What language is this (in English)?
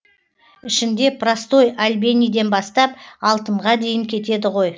Kazakh